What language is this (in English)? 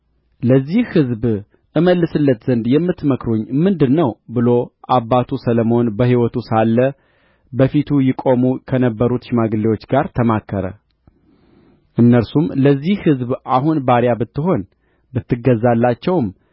Amharic